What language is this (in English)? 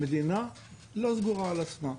Hebrew